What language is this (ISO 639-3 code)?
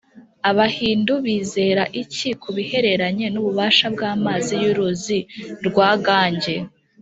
kin